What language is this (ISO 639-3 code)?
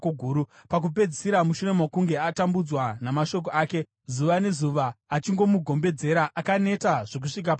sna